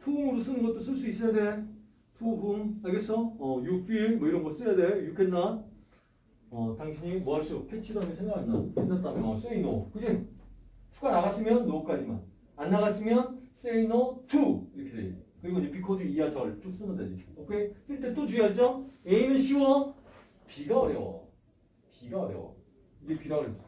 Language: Korean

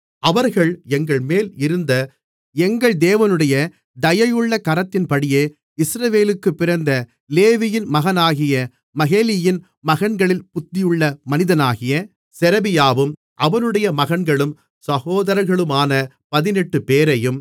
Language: Tamil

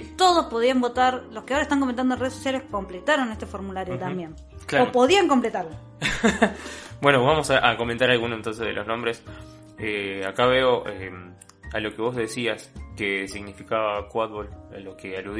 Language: Spanish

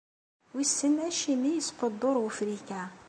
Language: Kabyle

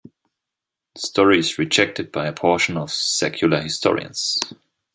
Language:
English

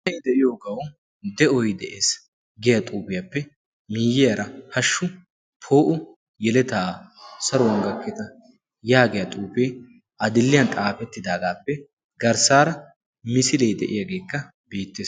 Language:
Wolaytta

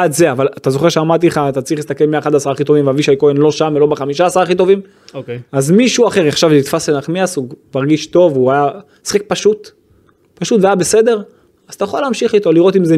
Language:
Hebrew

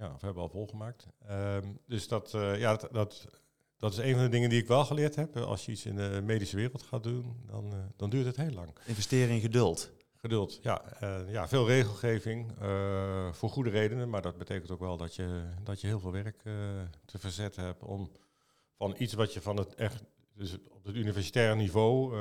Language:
Dutch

